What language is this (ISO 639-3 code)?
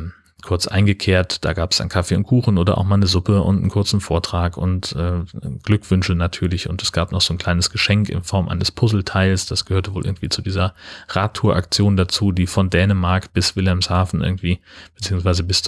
deu